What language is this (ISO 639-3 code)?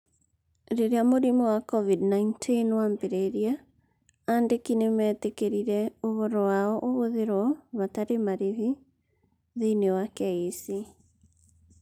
kik